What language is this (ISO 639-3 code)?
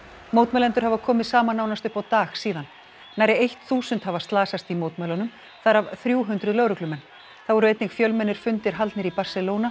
isl